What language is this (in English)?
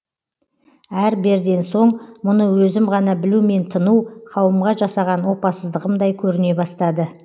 Kazakh